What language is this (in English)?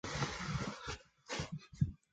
Chinese